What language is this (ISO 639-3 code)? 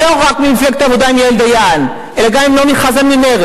heb